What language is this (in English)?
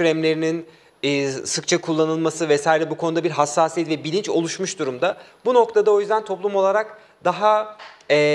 Turkish